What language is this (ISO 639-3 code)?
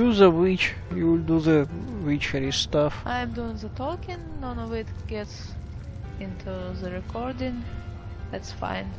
eng